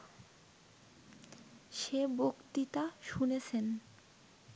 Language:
Bangla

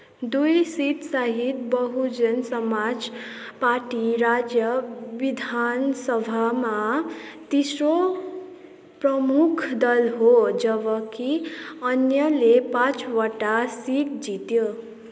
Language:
Nepali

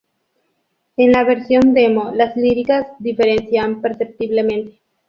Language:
Spanish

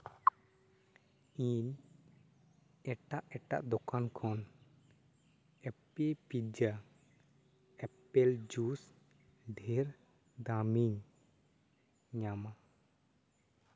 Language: Santali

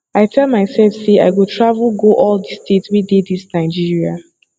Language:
Nigerian Pidgin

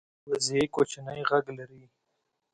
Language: Pashto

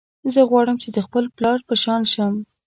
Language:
Pashto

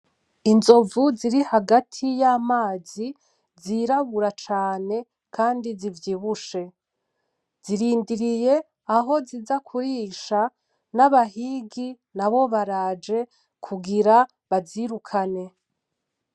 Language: Rundi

